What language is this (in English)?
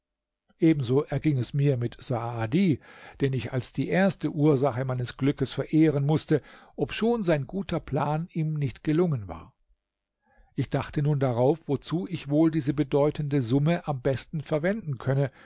German